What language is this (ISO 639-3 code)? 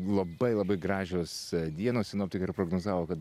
lit